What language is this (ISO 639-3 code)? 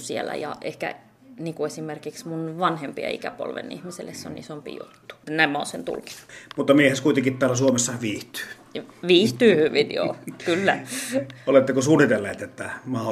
fin